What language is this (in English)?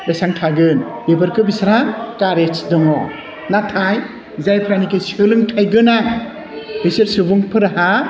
Bodo